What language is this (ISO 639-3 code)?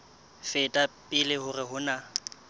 sot